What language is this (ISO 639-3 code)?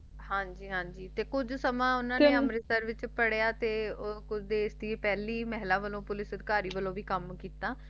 pan